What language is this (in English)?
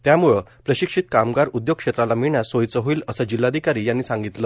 Marathi